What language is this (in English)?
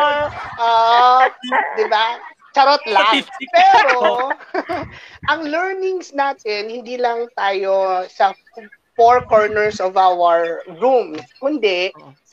Filipino